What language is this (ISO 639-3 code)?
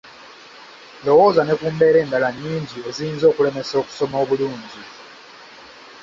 lug